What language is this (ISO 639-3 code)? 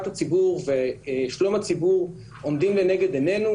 heb